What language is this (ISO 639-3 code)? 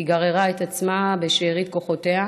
heb